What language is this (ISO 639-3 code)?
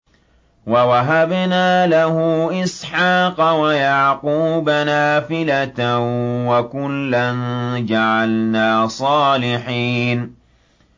ara